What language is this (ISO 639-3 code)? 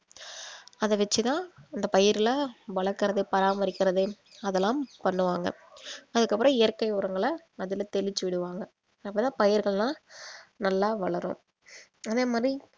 tam